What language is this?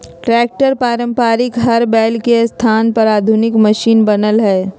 Magahi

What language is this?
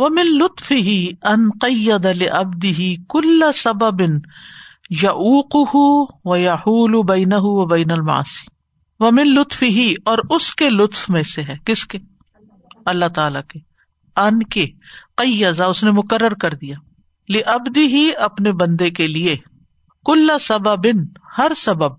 Urdu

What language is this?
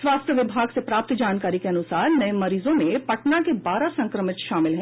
Hindi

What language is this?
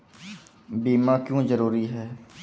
Maithili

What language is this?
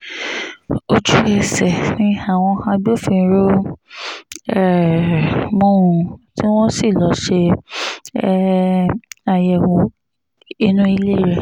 Yoruba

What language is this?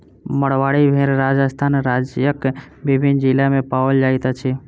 Maithili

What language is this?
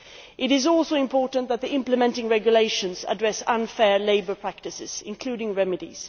English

